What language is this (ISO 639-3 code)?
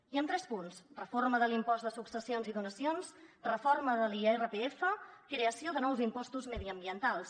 cat